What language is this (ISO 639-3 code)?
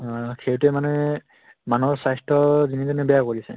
asm